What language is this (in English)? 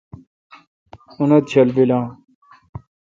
Kalkoti